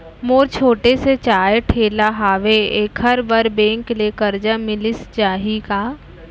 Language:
Chhattisgarhi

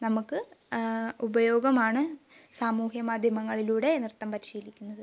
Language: Malayalam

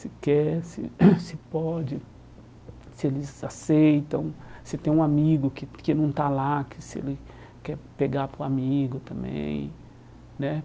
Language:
Portuguese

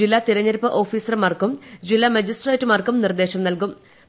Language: Malayalam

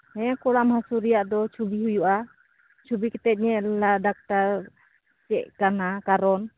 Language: Santali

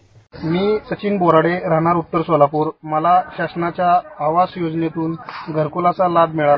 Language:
Marathi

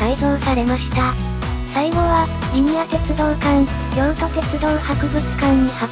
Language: Japanese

